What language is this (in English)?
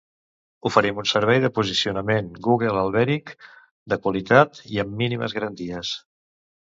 Catalan